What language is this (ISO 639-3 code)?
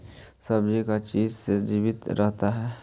mag